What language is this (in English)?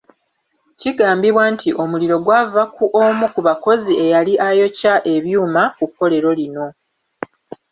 Ganda